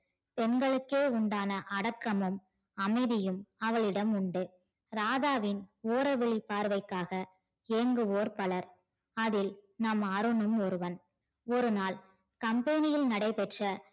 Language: Tamil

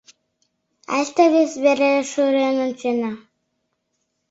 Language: Mari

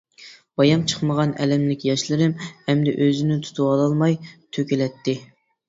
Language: Uyghur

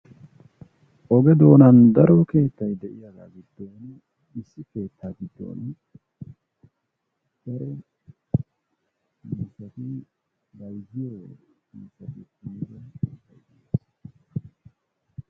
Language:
Wolaytta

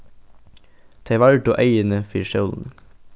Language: Faroese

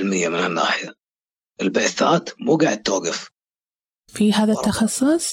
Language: Arabic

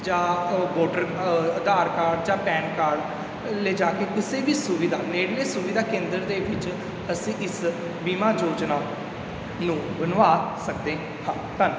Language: Punjabi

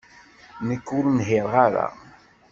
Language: Kabyle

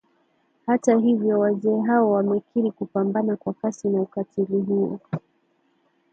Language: Swahili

